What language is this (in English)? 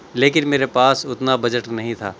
Urdu